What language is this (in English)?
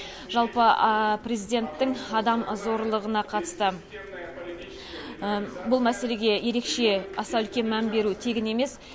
Kazakh